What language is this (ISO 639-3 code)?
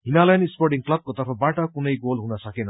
nep